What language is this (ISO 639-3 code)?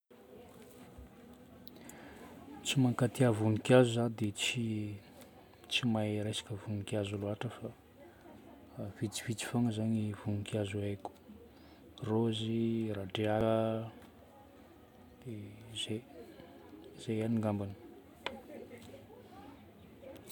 bmm